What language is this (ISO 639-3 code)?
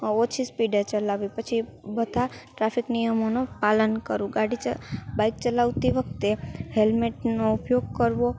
guj